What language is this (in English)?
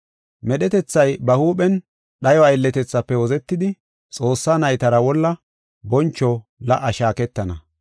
Gofa